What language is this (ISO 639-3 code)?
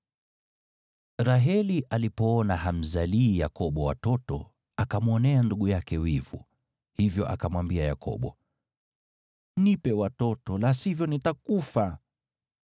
swa